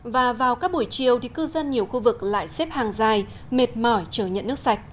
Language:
Vietnamese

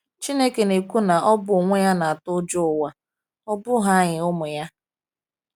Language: Igbo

